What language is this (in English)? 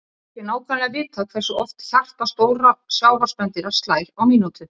Icelandic